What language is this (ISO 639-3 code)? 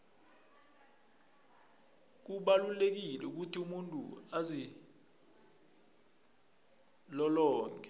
nbl